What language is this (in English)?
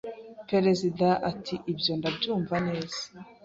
Kinyarwanda